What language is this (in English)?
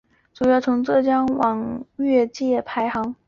Chinese